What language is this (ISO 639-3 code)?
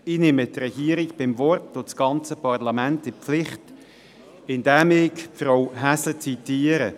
gsw